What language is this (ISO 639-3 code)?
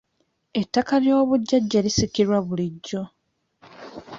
lug